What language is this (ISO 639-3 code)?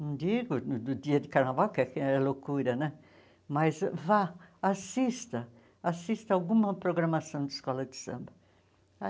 por